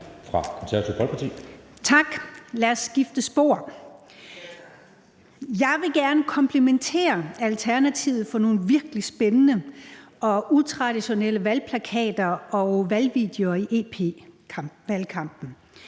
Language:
Danish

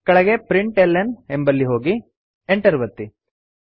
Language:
Kannada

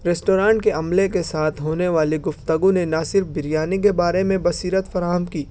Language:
Urdu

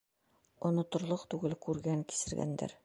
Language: Bashkir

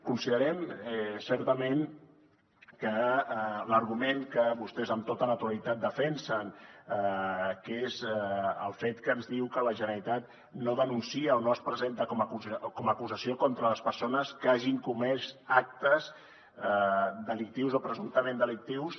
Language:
Catalan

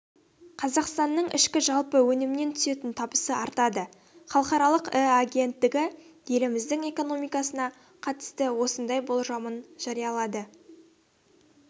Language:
Kazakh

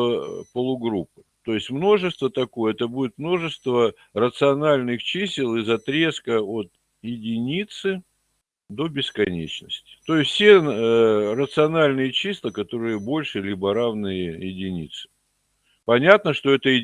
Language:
Russian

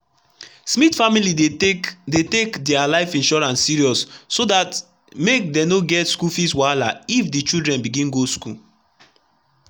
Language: Nigerian Pidgin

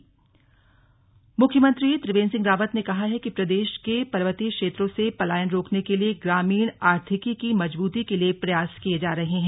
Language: Hindi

